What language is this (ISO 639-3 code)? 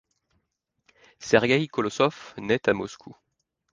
fra